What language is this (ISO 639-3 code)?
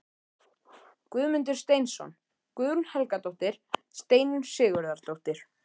isl